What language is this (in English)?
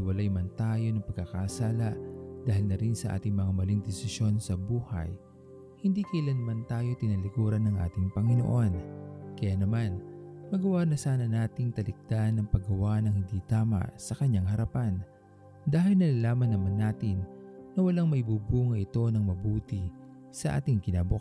Filipino